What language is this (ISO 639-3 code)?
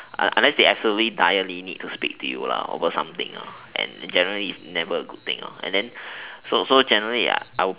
eng